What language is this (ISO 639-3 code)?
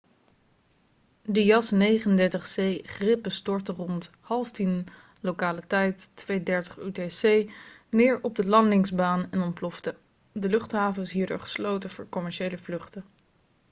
nld